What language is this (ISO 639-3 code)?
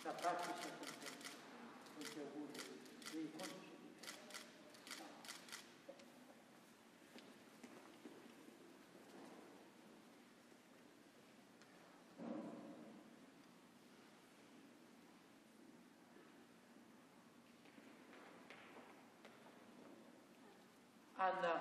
ita